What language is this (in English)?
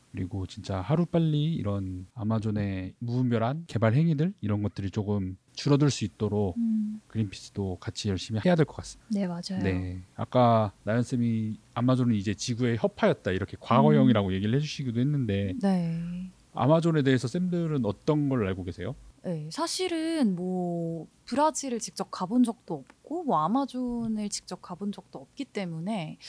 Korean